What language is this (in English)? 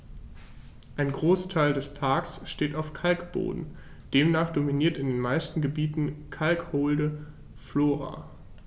German